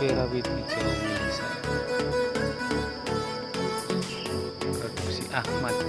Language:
Indonesian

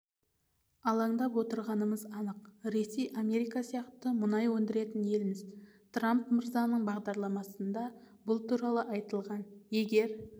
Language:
Kazakh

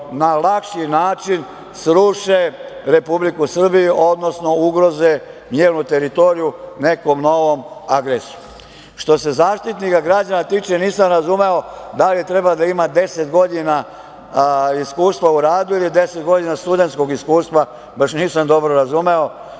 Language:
Serbian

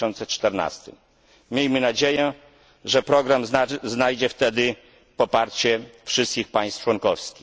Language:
Polish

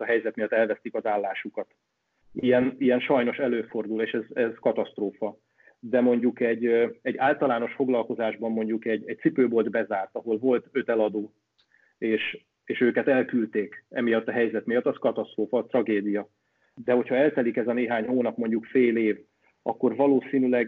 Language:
Hungarian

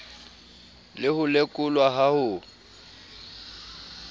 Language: Southern Sotho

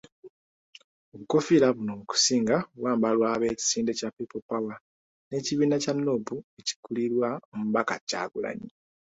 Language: Ganda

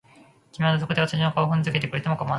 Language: Japanese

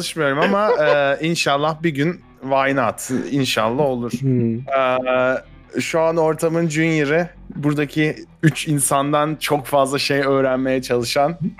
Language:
Turkish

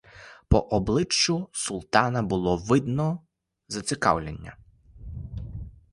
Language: Ukrainian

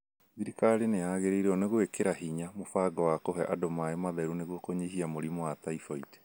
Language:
Kikuyu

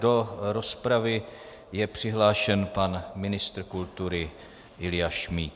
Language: Czech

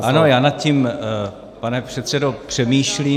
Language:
Czech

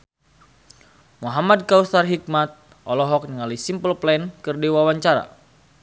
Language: Sundanese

